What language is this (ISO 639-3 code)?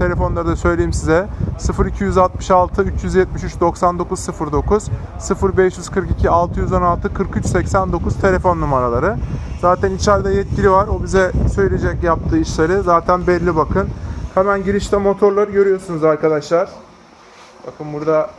tur